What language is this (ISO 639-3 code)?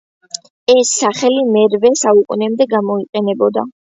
kat